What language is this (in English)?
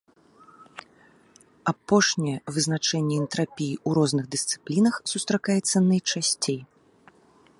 Belarusian